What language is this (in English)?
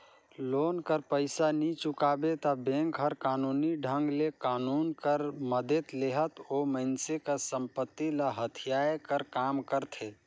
Chhattisgarhi